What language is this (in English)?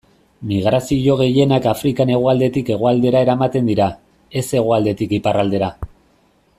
Basque